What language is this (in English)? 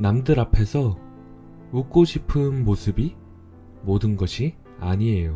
Korean